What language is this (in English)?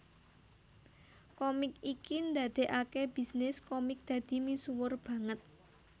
Javanese